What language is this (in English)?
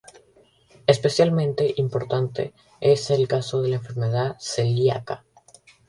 Spanish